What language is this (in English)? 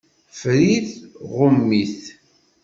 Kabyle